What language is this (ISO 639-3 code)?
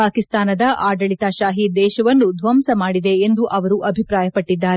kan